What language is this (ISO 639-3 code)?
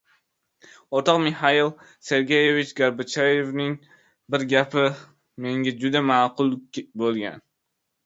uzb